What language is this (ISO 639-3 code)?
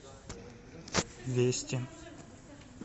rus